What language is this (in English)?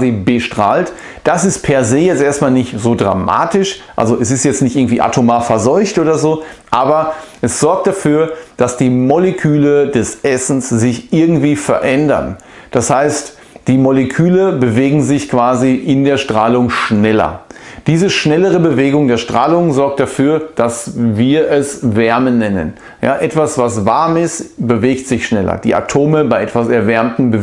German